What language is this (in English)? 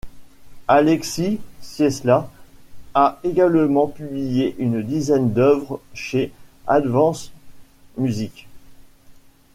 French